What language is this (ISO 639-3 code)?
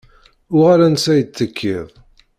kab